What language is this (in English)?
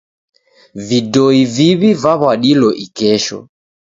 Taita